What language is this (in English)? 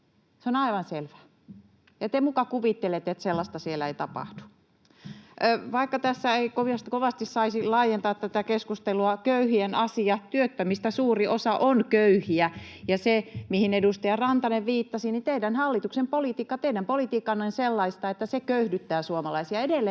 Finnish